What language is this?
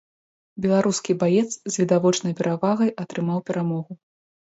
Belarusian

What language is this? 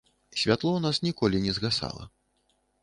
Belarusian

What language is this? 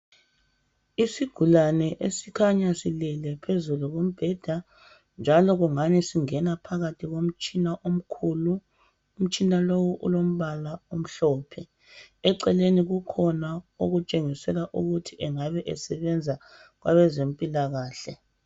North Ndebele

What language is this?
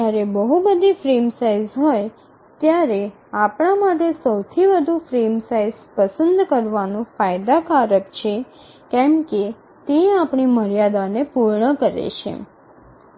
Gujarati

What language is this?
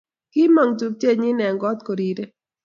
Kalenjin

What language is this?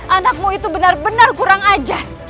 Indonesian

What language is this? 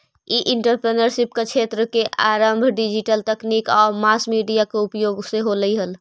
Magahi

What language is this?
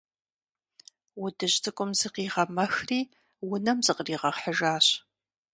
Kabardian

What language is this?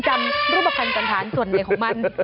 Thai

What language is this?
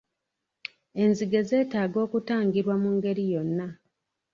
Ganda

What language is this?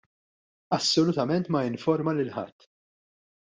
Maltese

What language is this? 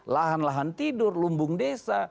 Indonesian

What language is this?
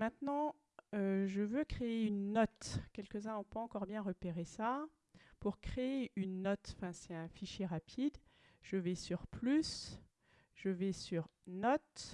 French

